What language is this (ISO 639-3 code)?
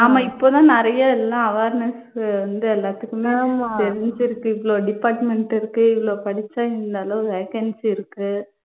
tam